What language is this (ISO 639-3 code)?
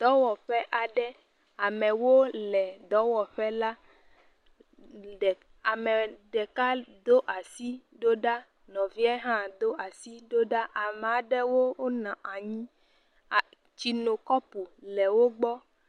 ewe